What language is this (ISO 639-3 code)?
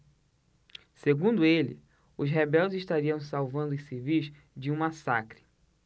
por